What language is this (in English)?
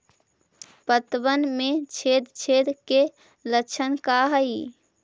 Magahi